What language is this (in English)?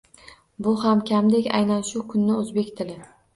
Uzbek